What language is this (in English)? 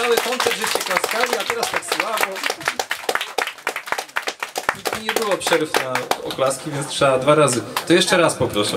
Polish